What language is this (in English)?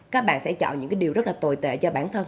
Vietnamese